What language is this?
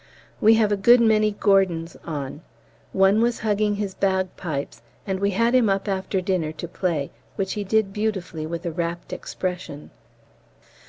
English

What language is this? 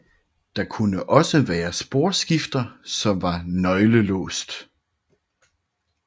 Danish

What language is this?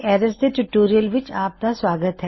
Punjabi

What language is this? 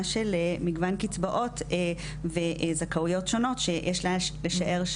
Hebrew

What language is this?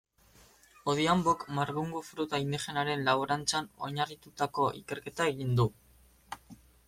Basque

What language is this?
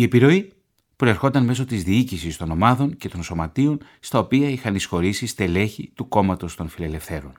Greek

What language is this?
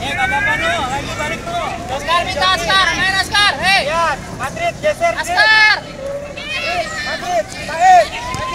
Indonesian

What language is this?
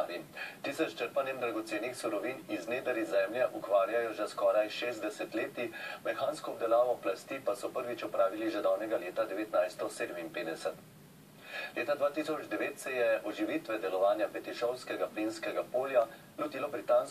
Romanian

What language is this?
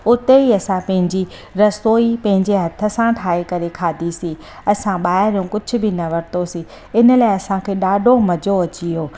Sindhi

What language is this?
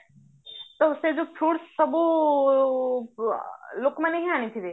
Odia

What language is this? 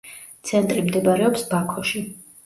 Georgian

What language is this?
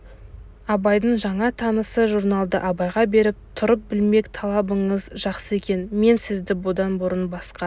Kazakh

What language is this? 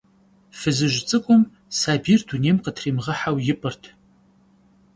Kabardian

